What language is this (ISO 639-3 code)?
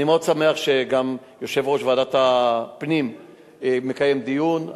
heb